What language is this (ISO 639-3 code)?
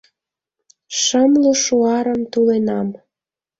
chm